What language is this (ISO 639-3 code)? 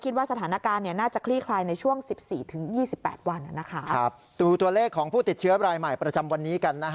tha